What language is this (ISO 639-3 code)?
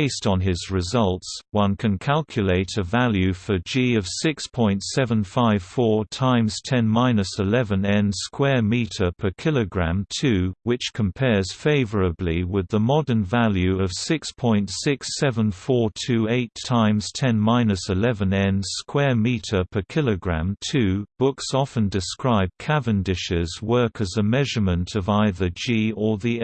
eng